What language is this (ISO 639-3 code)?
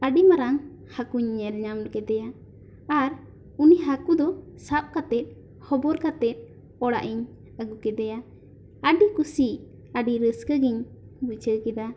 sat